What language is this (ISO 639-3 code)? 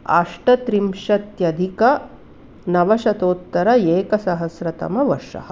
san